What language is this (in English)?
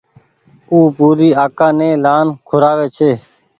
Goaria